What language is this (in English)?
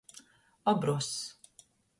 Latgalian